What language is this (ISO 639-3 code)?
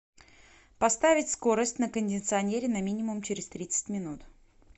rus